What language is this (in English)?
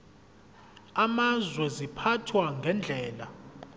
Zulu